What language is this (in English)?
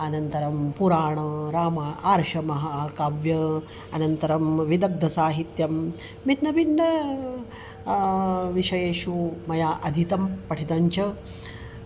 Sanskrit